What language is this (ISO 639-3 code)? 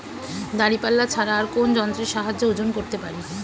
ben